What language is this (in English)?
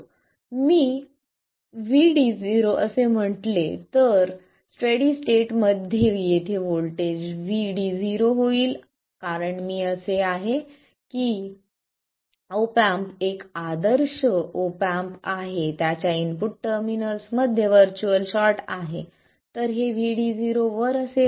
Marathi